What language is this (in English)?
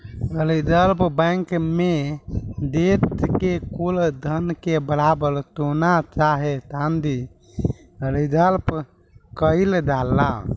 Bhojpuri